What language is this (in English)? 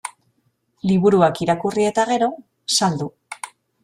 Basque